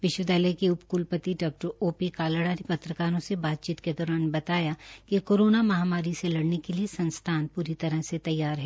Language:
Hindi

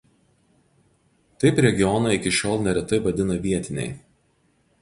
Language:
Lithuanian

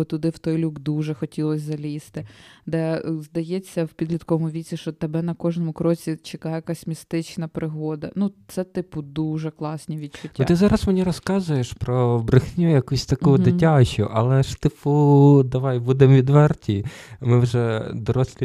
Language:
Ukrainian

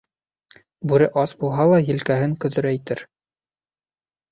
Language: Bashkir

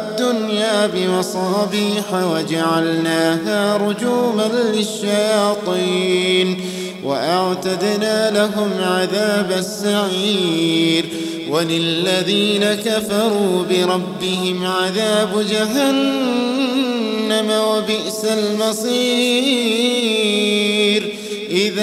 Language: Arabic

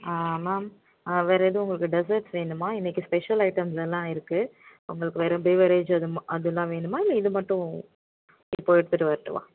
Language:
Tamil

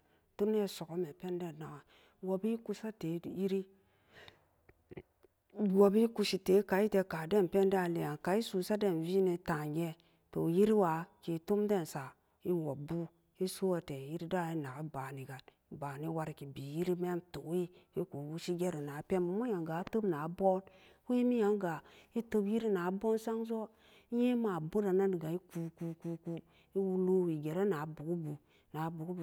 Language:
Samba Daka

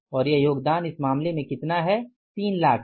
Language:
Hindi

